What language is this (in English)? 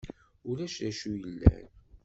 Kabyle